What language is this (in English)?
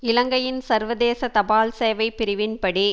Tamil